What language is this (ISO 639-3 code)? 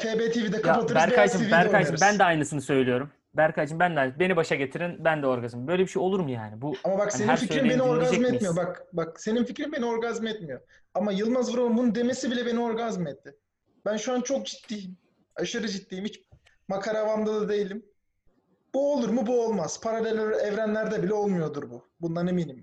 tur